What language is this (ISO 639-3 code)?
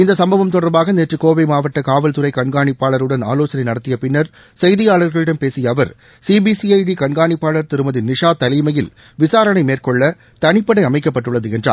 tam